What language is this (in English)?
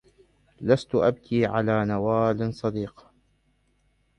Arabic